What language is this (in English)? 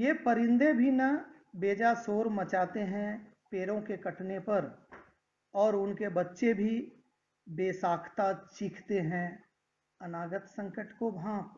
Hindi